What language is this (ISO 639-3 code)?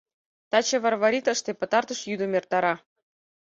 chm